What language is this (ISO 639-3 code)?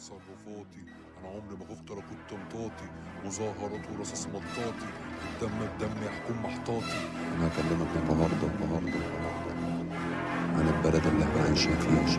ara